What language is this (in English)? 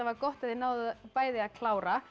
Icelandic